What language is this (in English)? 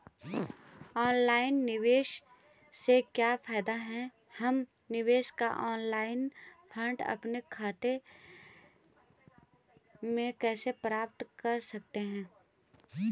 Hindi